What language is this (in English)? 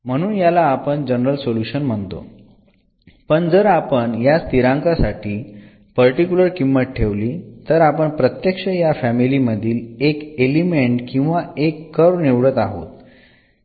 Marathi